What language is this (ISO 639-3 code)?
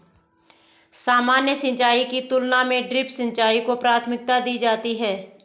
hin